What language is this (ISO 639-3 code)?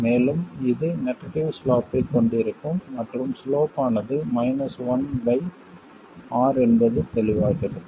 tam